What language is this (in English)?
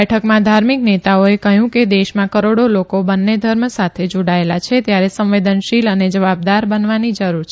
Gujarati